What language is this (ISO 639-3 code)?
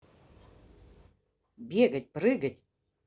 rus